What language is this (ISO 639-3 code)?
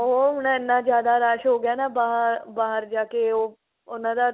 pan